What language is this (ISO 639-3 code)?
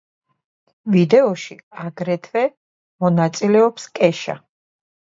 kat